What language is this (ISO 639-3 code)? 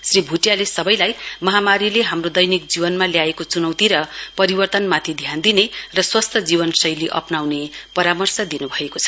nep